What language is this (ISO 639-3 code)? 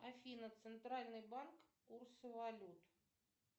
rus